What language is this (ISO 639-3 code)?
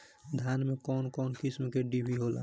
bho